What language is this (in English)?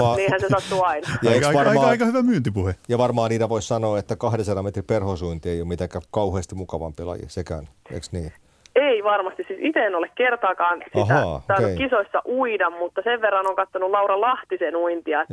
Finnish